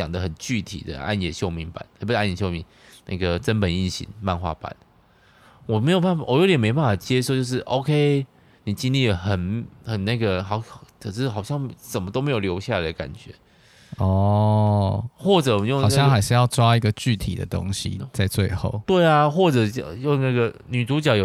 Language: Chinese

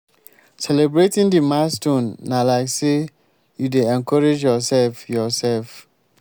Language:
Nigerian Pidgin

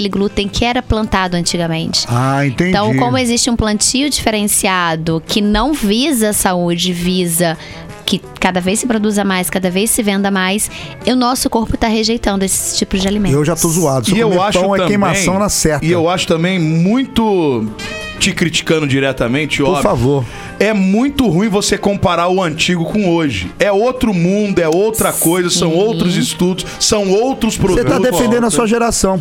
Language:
Portuguese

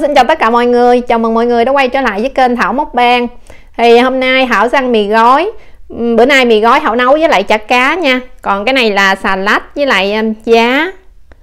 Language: Vietnamese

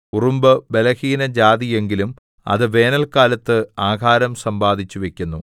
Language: Malayalam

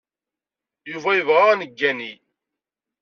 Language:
Kabyle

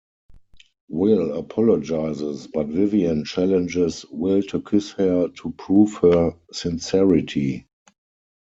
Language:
English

